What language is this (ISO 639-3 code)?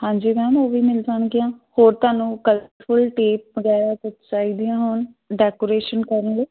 pan